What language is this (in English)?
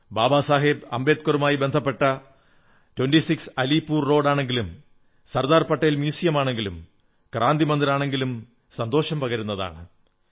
Malayalam